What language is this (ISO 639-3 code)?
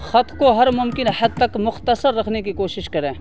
urd